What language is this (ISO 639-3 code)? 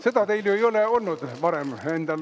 est